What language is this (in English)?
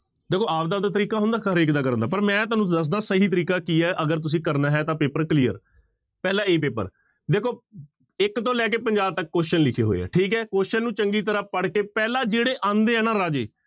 Punjabi